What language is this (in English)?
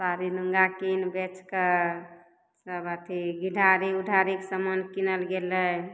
Maithili